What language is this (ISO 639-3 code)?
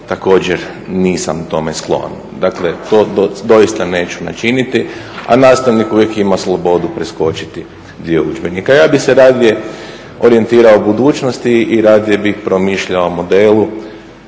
hrv